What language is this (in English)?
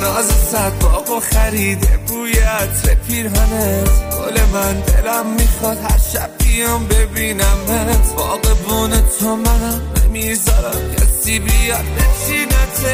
Persian